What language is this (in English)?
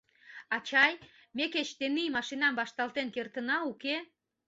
Mari